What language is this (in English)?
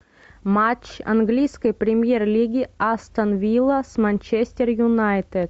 Russian